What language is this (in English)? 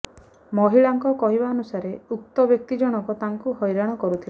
Odia